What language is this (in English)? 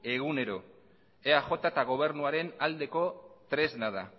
Basque